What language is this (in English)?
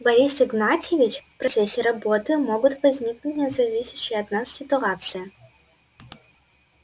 Russian